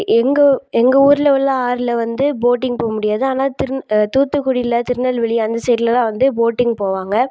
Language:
Tamil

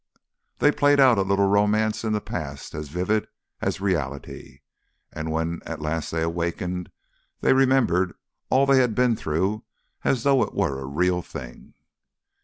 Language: English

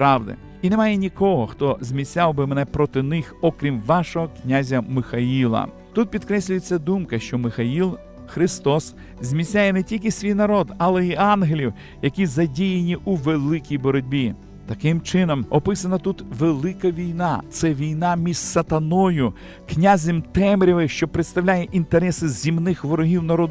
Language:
Ukrainian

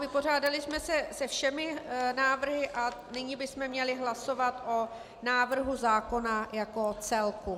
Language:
Czech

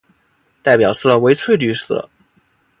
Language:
Chinese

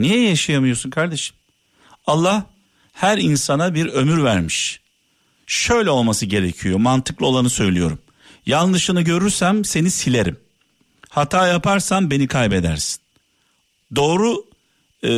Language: Turkish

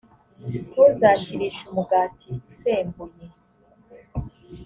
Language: Kinyarwanda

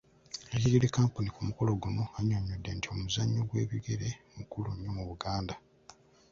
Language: Ganda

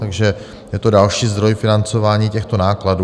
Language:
Czech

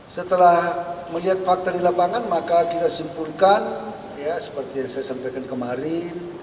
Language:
Indonesian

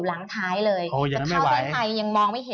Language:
Thai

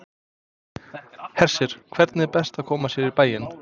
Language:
Icelandic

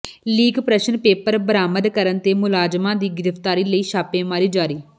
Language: Punjabi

